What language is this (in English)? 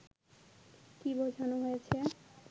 Bangla